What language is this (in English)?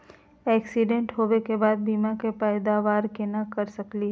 Magahi